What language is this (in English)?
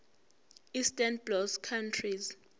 Zulu